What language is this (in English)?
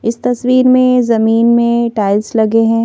Hindi